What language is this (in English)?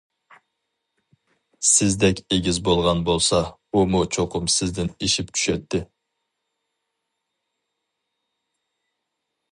Uyghur